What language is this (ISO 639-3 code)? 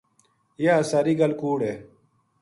gju